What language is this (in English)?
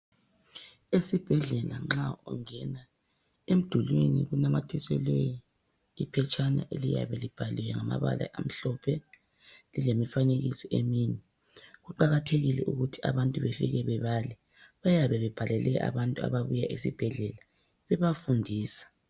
North Ndebele